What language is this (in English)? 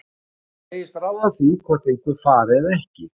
Icelandic